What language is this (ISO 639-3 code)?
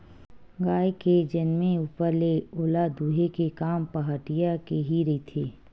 hne